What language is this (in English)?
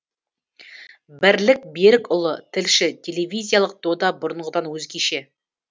Kazakh